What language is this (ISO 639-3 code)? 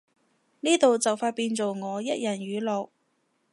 yue